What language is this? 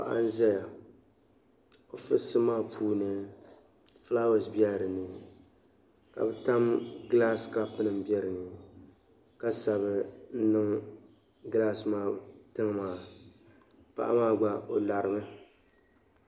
Dagbani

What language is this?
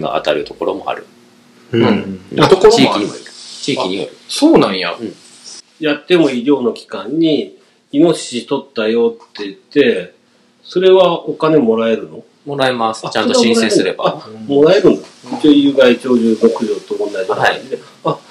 Japanese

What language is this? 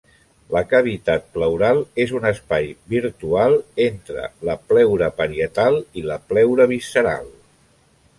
Catalan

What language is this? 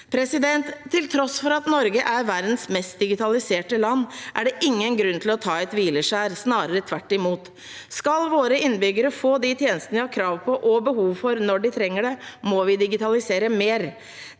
Norwegian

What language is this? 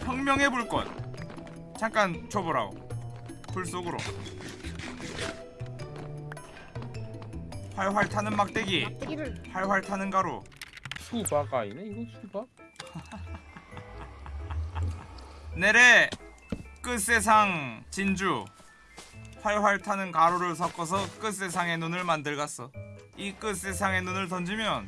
Korean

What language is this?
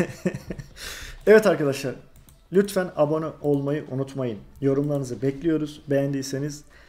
Turkish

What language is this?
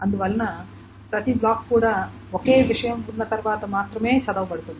Telugu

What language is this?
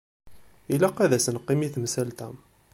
Kabyle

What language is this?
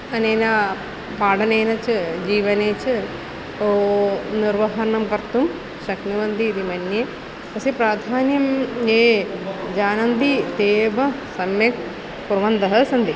Sanskrit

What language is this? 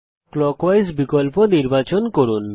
Bangla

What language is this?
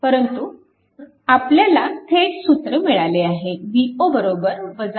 Marathi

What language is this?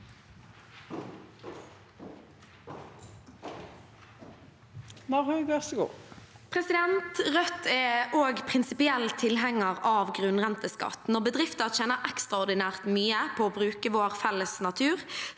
Norwegian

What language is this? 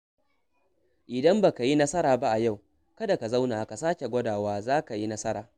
Hausa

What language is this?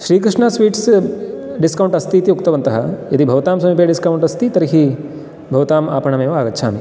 Sanskrit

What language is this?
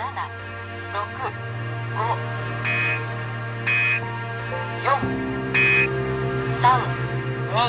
Italian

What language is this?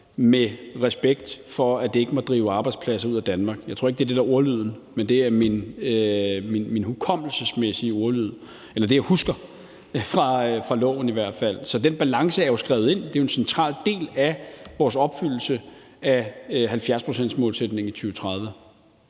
Danish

